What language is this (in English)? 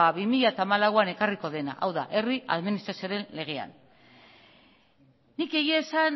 Basque